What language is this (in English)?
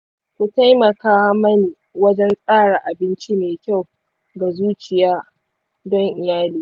Hausa